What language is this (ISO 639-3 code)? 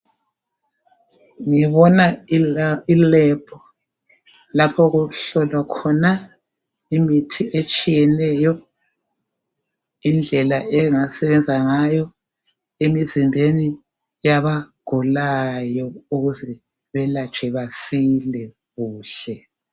nde